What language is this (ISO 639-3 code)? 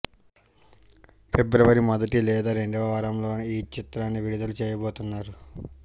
tel